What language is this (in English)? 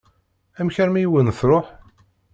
Kabyle